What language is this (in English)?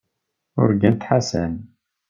Kabyle